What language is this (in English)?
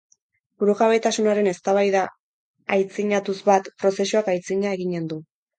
Basque